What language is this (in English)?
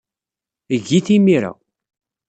Kabyle